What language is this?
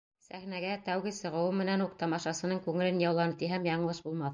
Bashkir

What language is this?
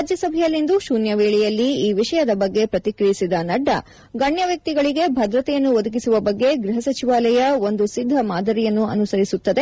Kannada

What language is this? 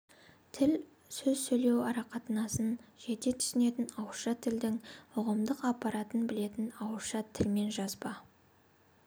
Kazakh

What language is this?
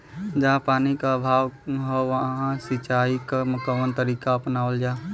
Bhojpuri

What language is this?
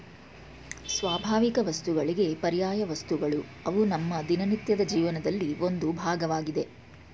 Kannada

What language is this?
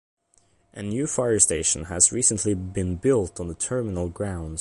English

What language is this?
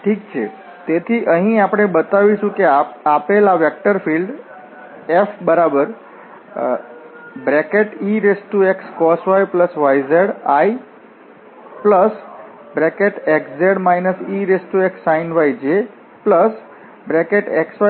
Gujarati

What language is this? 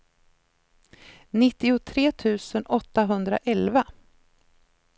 Swedish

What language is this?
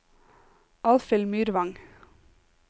Norwegian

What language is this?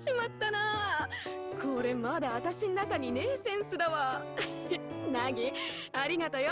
Japanese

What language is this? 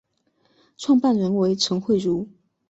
Chinese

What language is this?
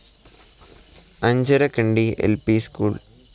Malayalam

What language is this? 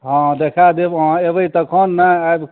Maithili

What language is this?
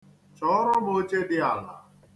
Igbo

